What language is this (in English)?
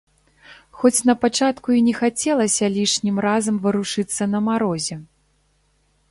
Belarusian